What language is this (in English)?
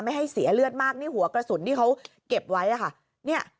Thai